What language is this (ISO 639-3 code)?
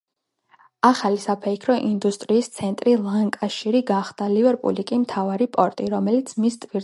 kat